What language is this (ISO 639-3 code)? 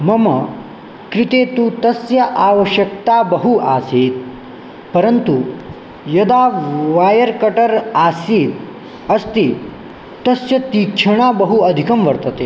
san